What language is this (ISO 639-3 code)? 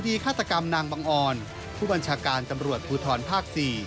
tha